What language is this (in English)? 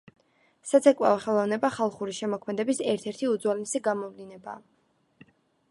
Georgian